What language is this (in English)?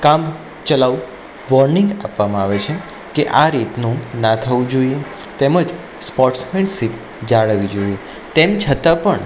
Gujarati